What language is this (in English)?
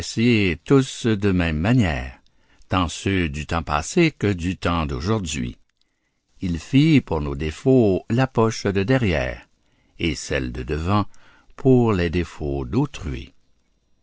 French